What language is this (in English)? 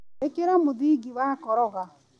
Kikuyu